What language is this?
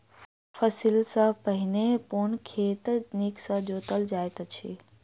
Maithili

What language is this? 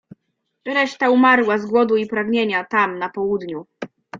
Polish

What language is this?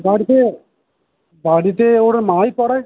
Bangla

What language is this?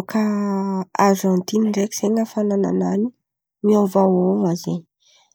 Antankarana Malagasy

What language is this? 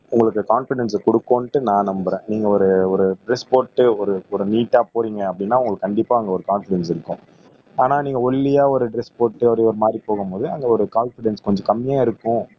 Tamil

